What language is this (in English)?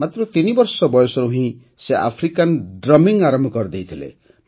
Odia